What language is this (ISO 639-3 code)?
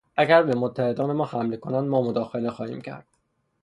fas